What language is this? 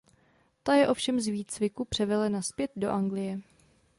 Czech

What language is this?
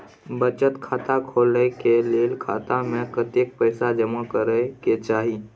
Maithili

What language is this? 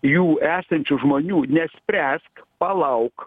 Lithuanian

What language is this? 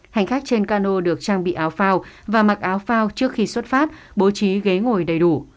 Vietnamese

